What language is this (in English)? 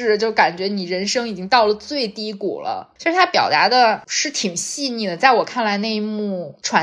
Chinese